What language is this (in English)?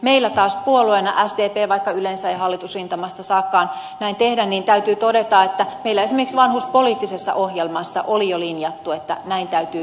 Finnish